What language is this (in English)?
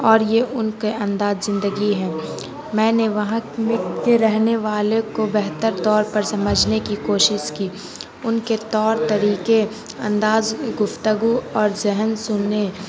Urdu